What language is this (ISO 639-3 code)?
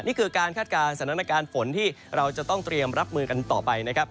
tha